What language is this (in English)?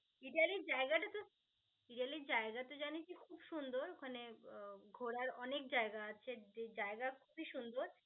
Bangla